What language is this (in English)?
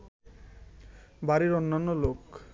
Bangla